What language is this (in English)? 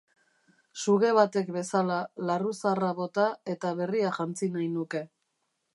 Basque